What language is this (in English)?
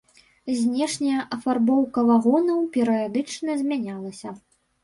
Belarusian